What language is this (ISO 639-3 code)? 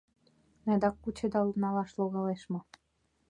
chm